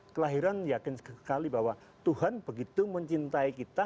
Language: Indonesian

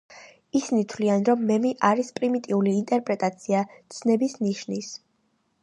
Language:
Georgian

